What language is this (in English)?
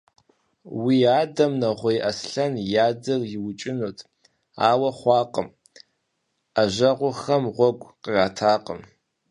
Kabardian